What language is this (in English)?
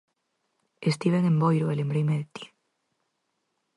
Galician